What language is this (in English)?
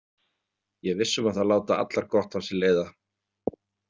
Icelandic